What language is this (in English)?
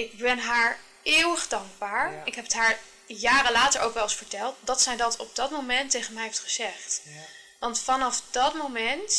Dutch